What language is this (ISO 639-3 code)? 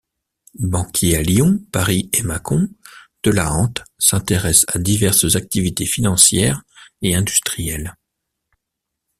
fra